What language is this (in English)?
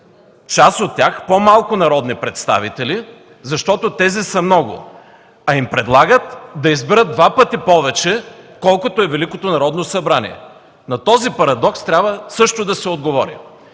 Bulgarian